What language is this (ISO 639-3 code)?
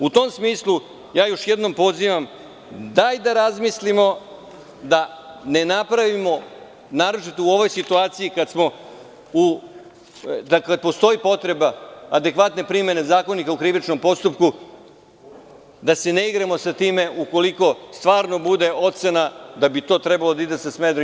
srp